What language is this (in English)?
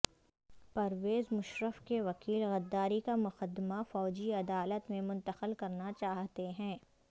Urdu